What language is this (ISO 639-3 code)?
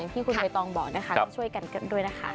tha